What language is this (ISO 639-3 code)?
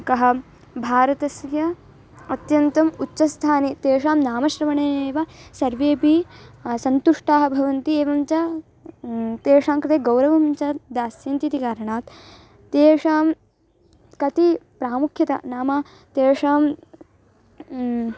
san